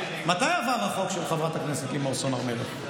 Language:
Hebrew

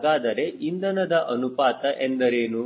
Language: Kannada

